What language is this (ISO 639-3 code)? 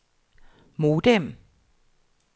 dan